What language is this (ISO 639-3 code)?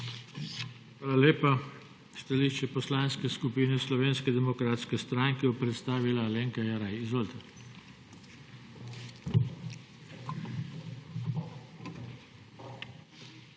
slv